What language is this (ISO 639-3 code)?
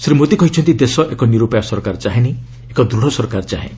ori